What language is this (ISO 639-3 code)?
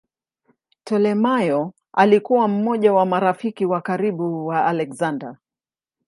swa